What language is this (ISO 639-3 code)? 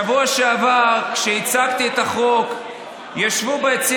heb